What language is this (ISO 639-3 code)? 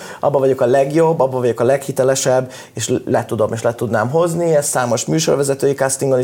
hun